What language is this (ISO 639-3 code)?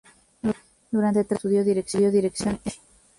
spa